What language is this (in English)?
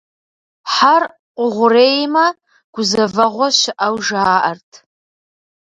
Kabardian